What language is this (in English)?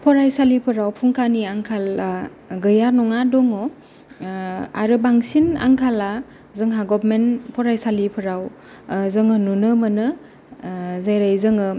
Bodo